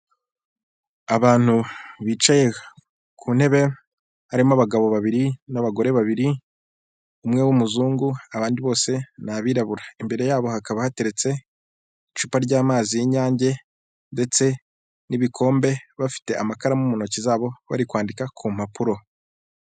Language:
Kinyarwanda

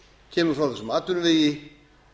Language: Icelandic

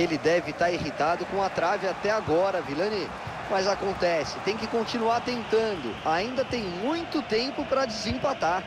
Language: Portuguese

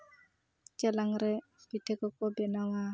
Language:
Santali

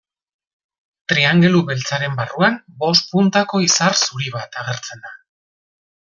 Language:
Basque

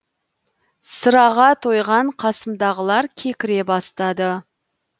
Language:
Kazakh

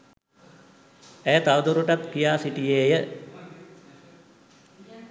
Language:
Sinhala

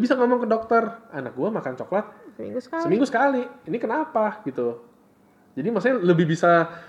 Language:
Indonesian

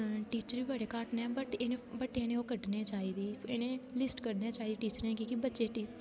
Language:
Dogri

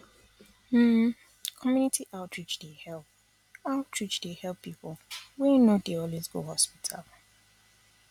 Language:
Nigerian Pidgin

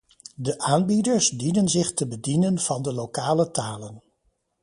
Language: Dutch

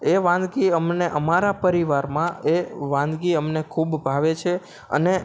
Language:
Gujarati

